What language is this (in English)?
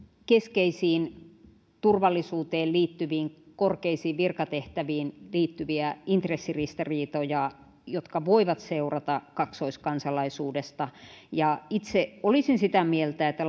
Finnish